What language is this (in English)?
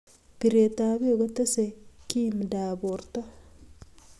Kalenjin